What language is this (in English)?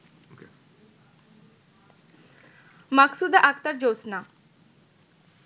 Bangla